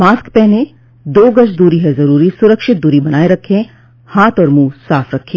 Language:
Hindi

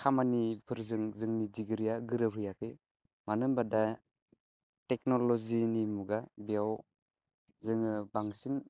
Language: Bodo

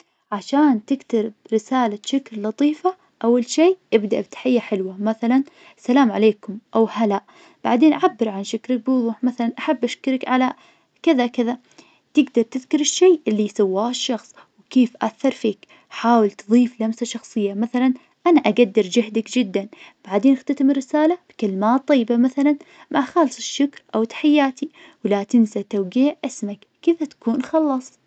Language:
Najdi Arabic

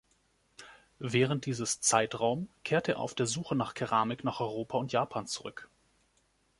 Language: German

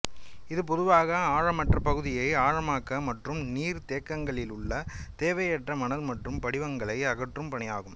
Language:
Tamil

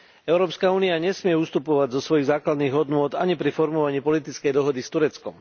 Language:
Slovak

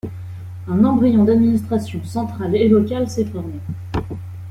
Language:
French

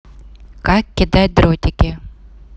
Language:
Russian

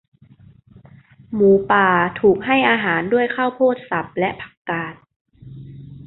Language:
Thai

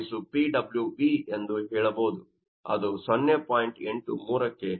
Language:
Kannada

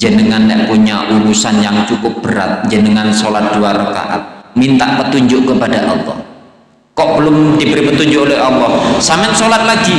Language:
Indonesian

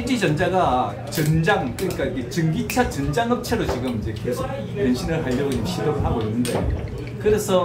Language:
Korean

